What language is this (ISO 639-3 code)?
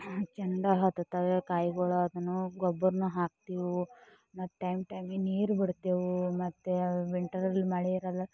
kan